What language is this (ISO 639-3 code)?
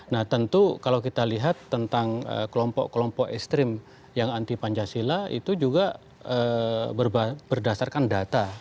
ind